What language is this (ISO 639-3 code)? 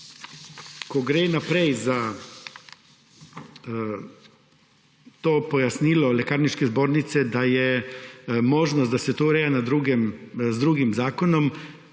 slv